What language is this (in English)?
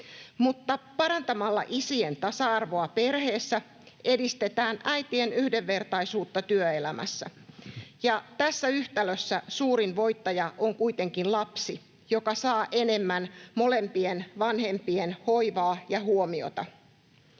Finnish